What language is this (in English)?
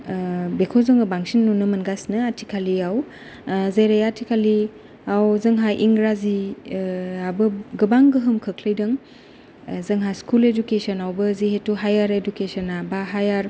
Bodo